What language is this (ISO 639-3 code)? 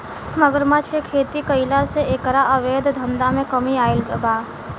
bho